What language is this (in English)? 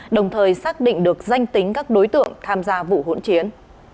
Vietnamese